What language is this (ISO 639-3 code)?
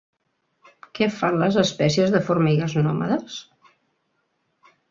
cat